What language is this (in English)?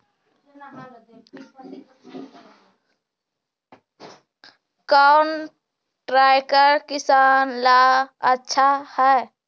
Magahi